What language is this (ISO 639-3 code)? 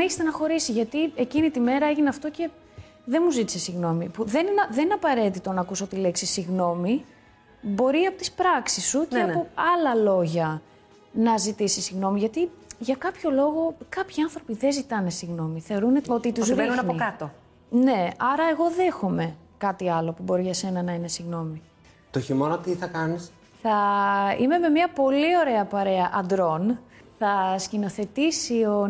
ell